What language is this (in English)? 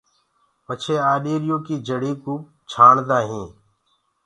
Gurgula